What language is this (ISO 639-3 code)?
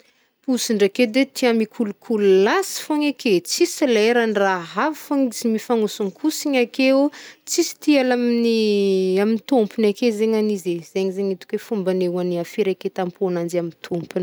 bmm